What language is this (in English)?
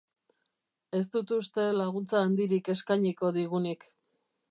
Basque